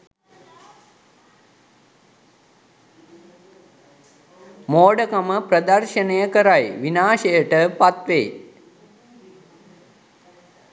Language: Sinhala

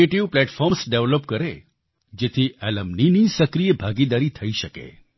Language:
Gujarati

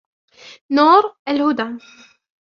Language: Arabic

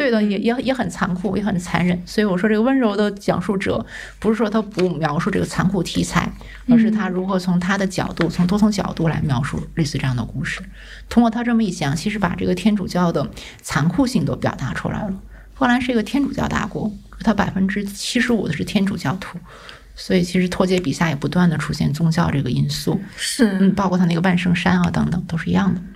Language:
Chinese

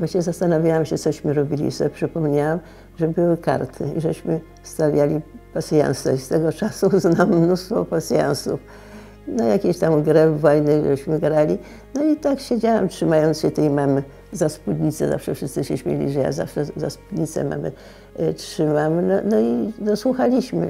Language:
Polish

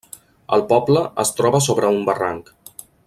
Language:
Catalan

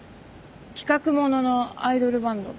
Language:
Japanese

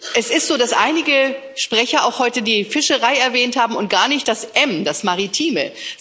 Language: German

